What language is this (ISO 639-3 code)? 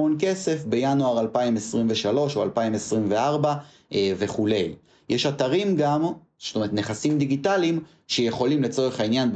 heb